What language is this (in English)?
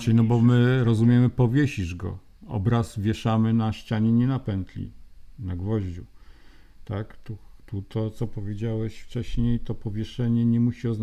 Polish